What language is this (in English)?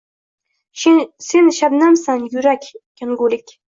Uzbek